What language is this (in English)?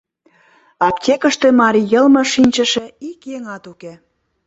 Mari